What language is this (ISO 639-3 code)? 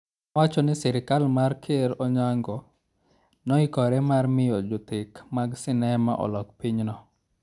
luo